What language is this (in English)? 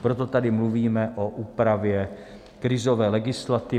Czech